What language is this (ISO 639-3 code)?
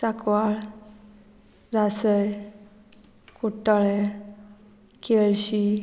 kok